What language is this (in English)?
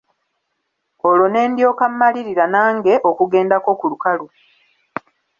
Ganda